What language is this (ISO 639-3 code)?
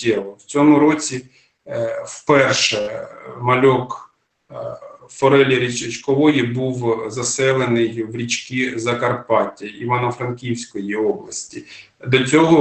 ukr